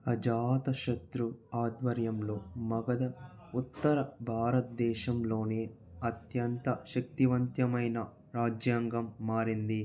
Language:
Telugu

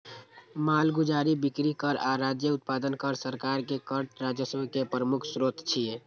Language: Maithili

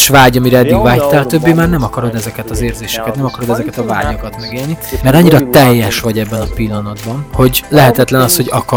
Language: Hungarian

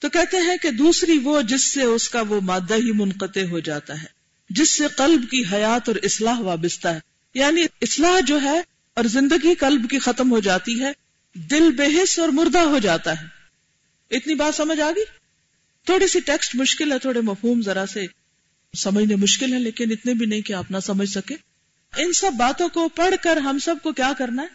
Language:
Urdu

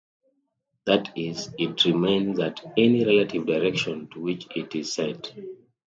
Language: English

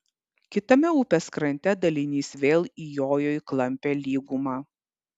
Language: Lithuanian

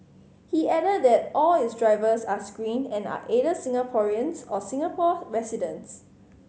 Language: English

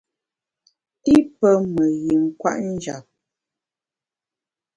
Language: Bamun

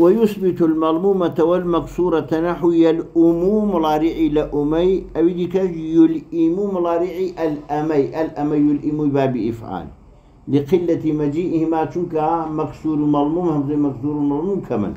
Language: Arabic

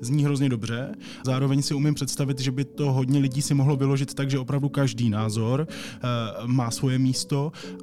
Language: Czech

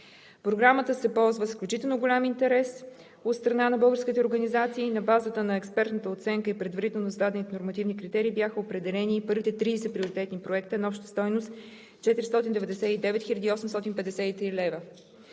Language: Bulgarian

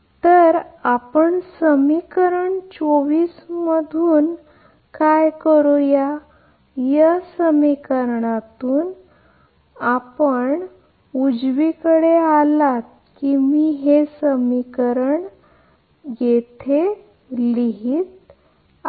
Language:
Marathi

